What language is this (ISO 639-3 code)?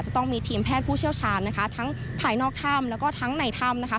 tha